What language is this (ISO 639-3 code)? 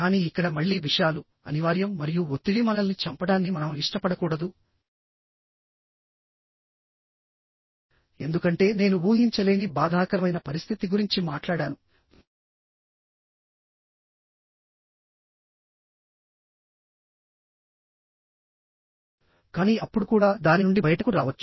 tel